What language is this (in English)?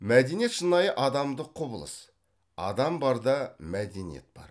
Kazakh